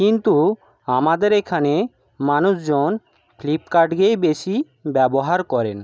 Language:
Bangla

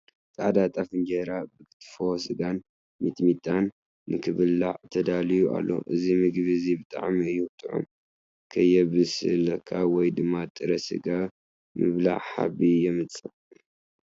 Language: Tigrinya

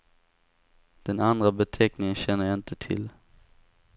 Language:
Swedish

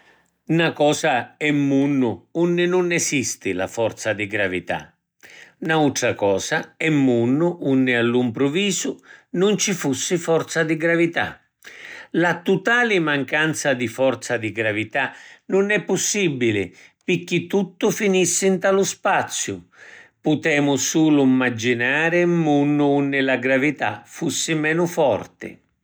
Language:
Sicilian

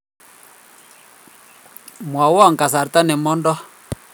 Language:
Kalenjin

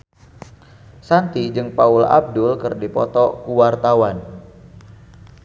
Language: Sundanese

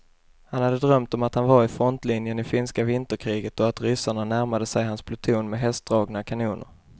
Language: Swedish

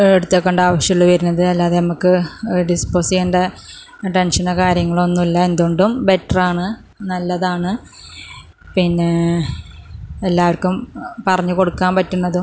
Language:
Malayalam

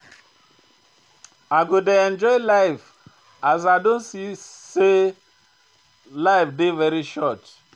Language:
Nigerian Pidgin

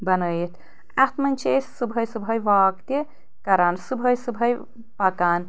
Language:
Kashmiri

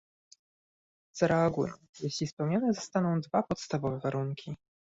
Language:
Polish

